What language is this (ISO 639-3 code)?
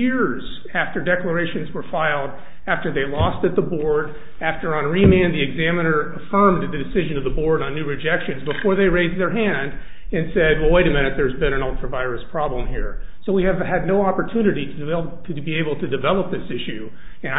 eng